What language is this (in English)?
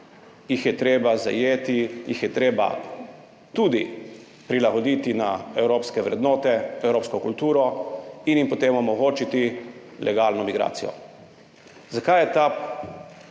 Slovenian